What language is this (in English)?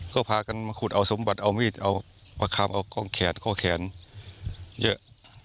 Thai